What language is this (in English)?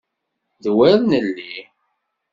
Kabyle